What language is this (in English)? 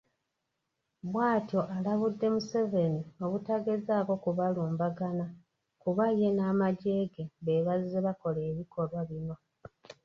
Ganda